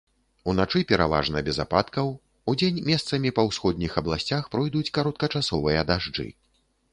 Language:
Belarusian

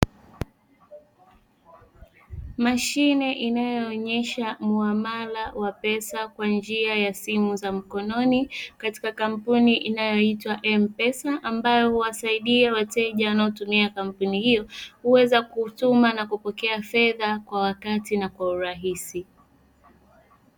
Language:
Swahili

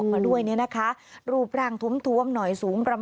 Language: Thai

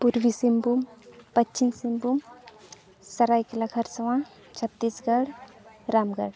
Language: Santali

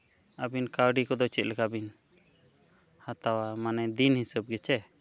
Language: Santali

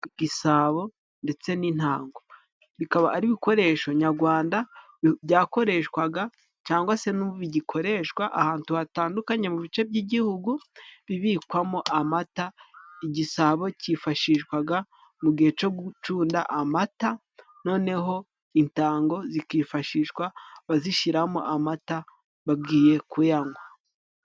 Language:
Kinyarwanda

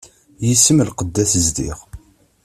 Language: Kabyle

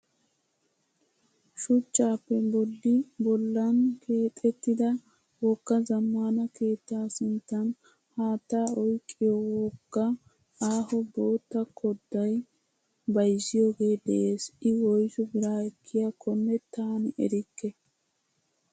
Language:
Wolaytta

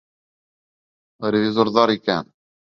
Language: Bashkir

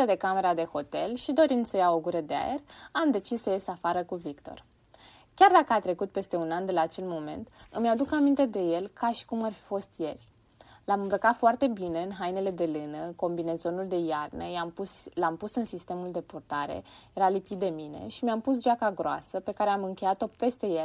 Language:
Romanian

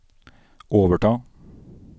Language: Norwegian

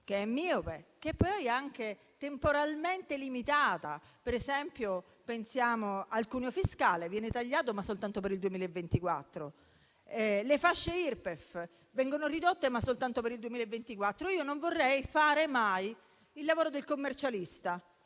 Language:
Italian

